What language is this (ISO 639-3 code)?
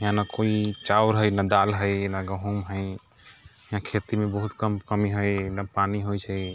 mai